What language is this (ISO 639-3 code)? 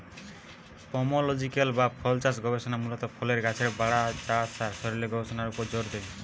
ben